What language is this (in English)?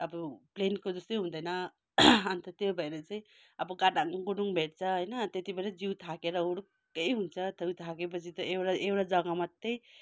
Nepali